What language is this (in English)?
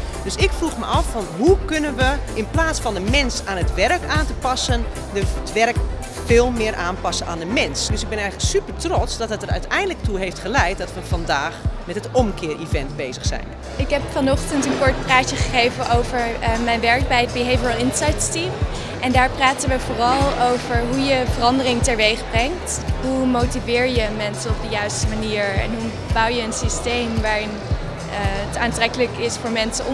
Dutch